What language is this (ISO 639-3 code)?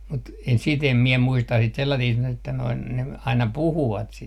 fin